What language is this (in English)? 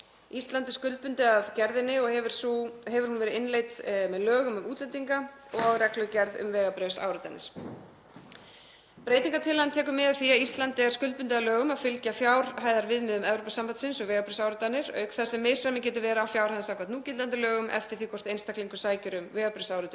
Icelandic